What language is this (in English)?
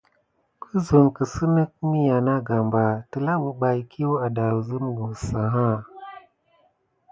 Gidar